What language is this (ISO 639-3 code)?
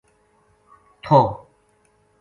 gju